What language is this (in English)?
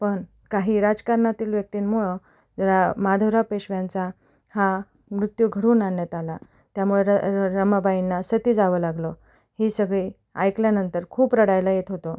Marathi